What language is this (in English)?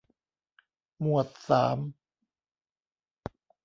Thai